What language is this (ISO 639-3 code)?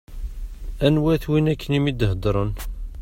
kab